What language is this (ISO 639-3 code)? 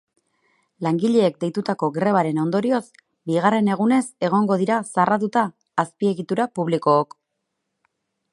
eus